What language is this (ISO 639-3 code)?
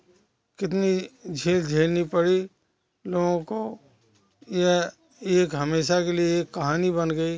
hin